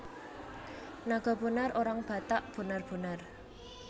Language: Javanese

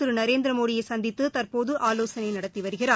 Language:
Tamil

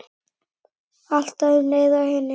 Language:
Icelandic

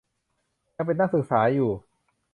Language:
Thai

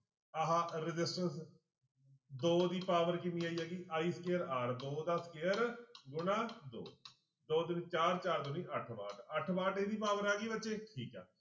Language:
Punjabi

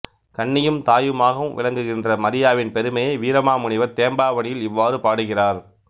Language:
Tamil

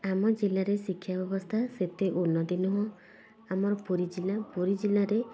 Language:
Odia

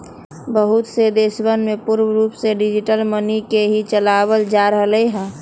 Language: Magahi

